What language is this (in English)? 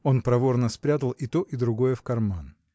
Russian